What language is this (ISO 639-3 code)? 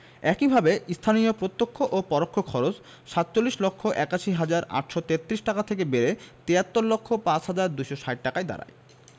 ben